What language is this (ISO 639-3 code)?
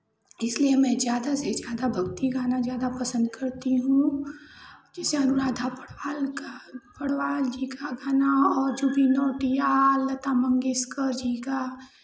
hin